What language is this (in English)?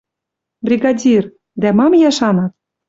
Western Mari